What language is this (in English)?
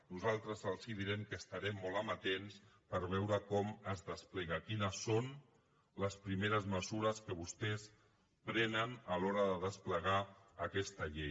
Catalan